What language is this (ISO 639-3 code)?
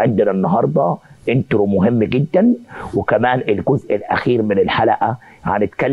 ara